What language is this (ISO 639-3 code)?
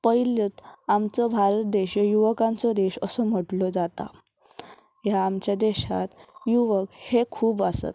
kok